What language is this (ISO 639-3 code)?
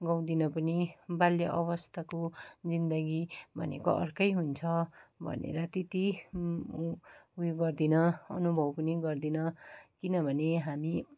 nep